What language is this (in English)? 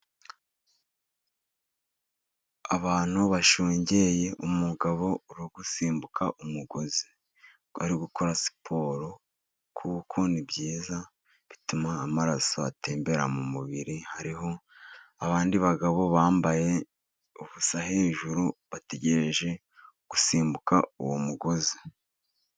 Kinyarwanda